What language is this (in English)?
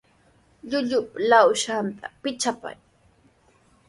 Sihuas Ancash Quechua